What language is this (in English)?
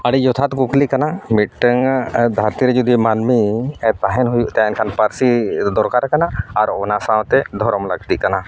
Santali